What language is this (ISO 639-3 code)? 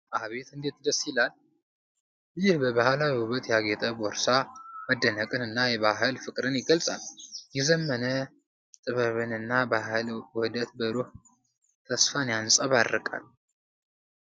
amh